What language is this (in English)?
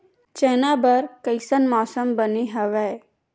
Chhattisgarhi